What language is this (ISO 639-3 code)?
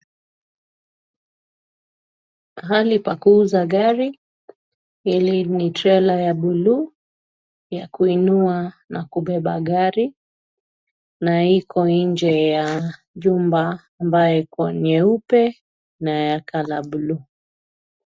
swa